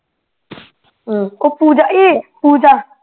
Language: Punjabi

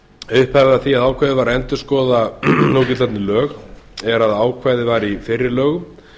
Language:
Icelandic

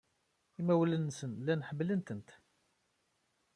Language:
Kabyle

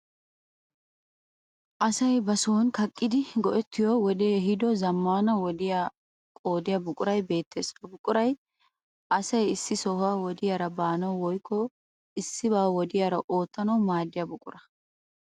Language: Wolaytta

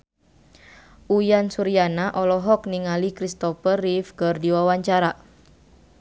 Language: Sundanese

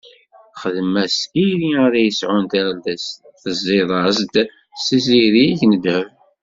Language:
Kabyle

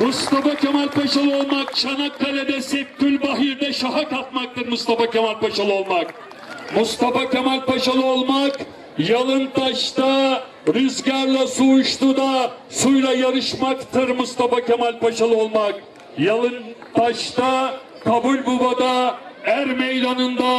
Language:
Turkish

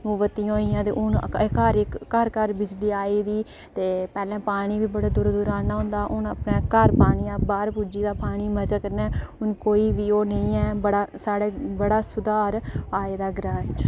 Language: Dogri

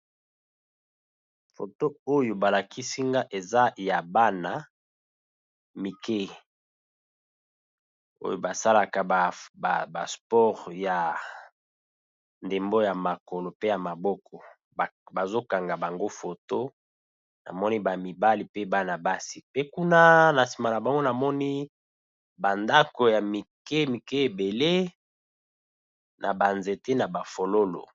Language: Lingala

